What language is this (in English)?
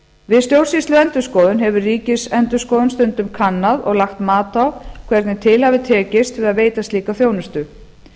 Icelandic